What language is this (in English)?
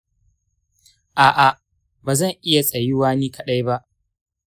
Hausa